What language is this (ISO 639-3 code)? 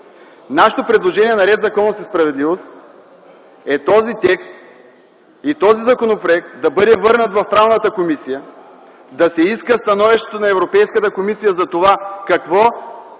bul